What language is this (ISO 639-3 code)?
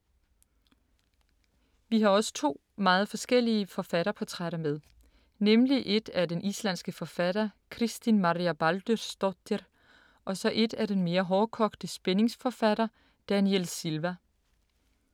dan